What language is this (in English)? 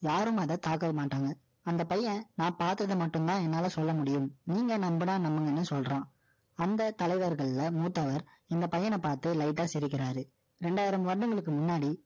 Tamil